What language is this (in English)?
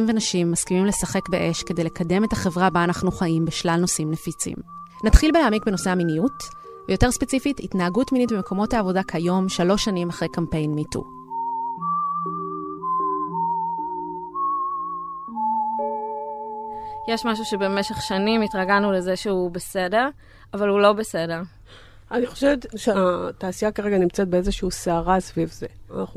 Hebrew